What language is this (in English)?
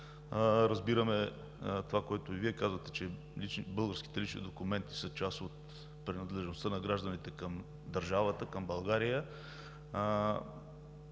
Bulgarian